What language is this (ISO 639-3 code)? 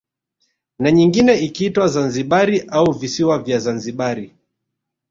swa